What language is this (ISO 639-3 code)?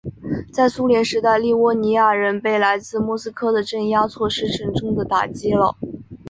zho